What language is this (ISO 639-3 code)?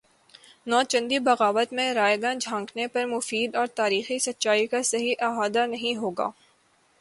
urd